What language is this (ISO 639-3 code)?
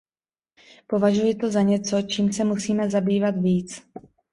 ces